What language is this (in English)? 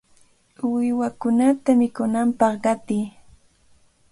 Cajatambo North Lima Quechua